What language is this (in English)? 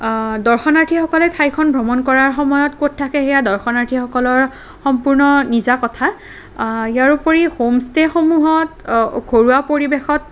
Assamese